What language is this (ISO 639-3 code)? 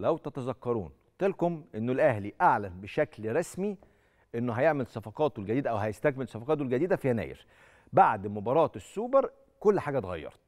ara